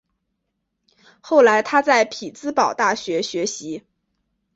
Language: Chinese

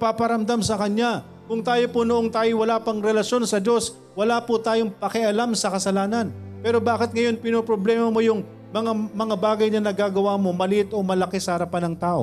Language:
Filipino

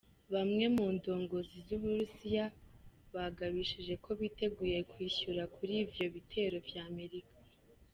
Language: Kinyarwanda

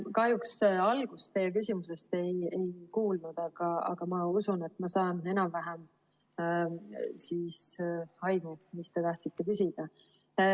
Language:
Estonian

